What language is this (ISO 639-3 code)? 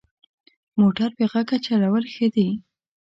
pus